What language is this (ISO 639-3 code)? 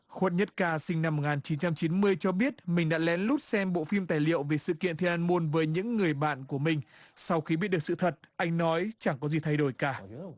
vie